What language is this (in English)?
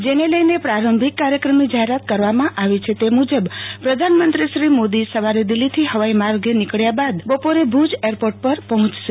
Gujarati